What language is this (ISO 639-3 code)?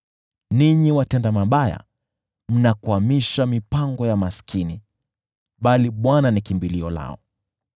swa